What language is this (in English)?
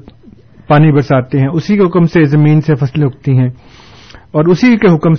Urdu